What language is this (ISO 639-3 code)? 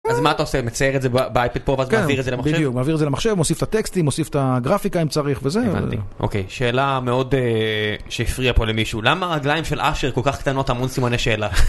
heb